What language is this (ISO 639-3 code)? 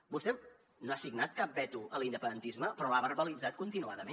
cat